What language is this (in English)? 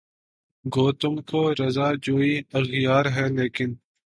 Urdu